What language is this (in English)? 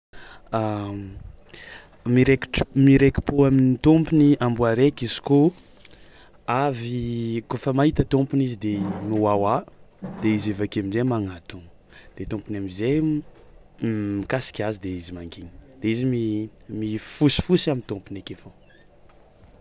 Tsimihety Malagasy